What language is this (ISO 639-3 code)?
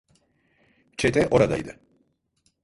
tur